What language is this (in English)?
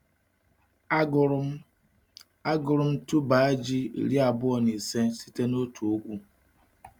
Igbo